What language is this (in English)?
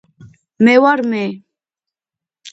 Georgian